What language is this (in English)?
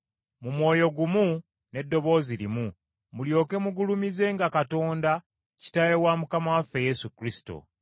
Ganda